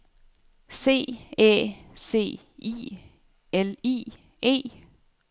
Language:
Danish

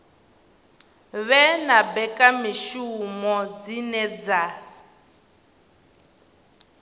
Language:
Venda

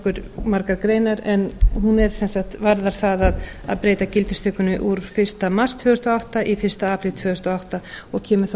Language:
Icelandic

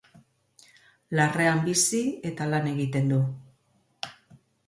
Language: Basque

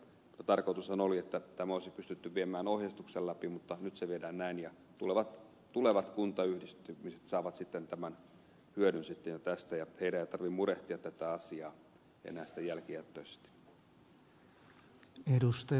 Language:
Finnish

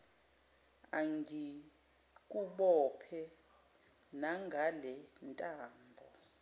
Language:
Zulu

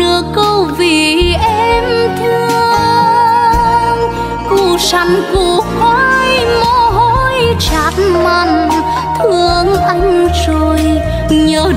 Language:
Vietnamese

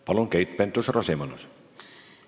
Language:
Estonian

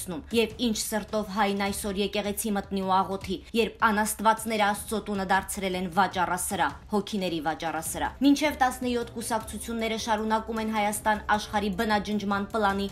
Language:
Turkish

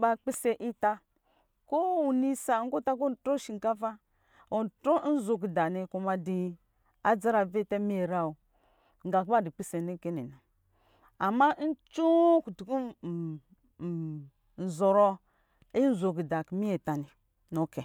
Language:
Lijili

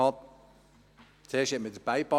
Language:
Swiss German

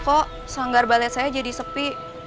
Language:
Indonesian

